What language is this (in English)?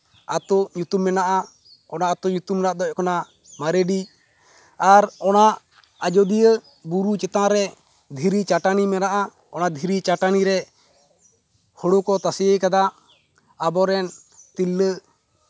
Santali